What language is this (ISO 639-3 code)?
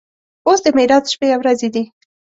pus